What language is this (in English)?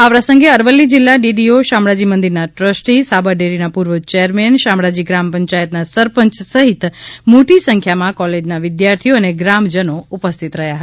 Gujarati